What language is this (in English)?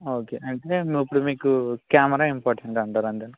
Telugu